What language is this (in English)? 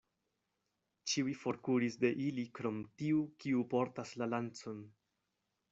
Esperanto